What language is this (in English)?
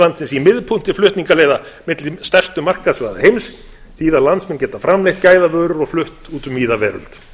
Icelandic